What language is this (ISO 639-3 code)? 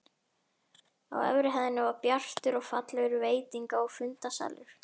isl